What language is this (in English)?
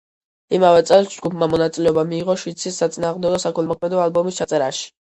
Georgian